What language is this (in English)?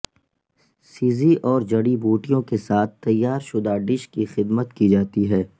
Urdu